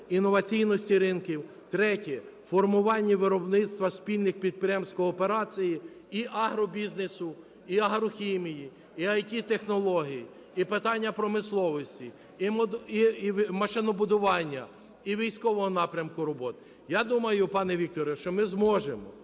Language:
Ukrainian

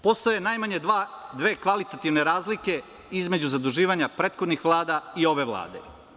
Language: Serbian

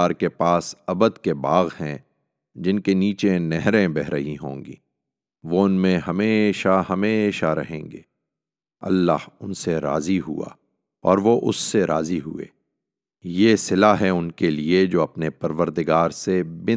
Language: Urdu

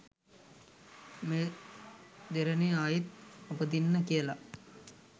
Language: Sinhala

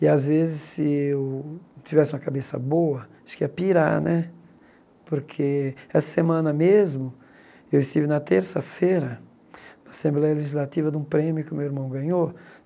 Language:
Portuguese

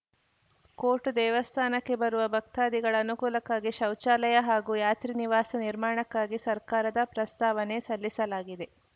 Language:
Kannada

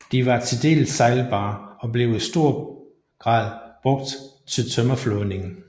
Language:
Danish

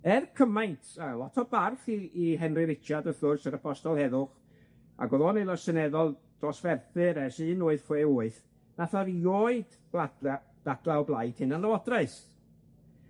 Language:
Welsh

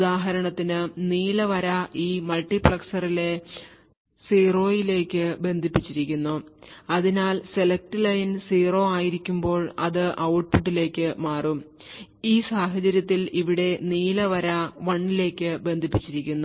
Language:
Malayalam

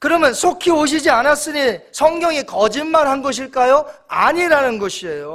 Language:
Korean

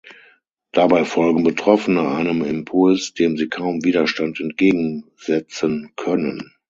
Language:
German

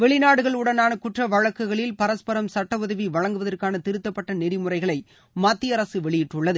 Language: Tamil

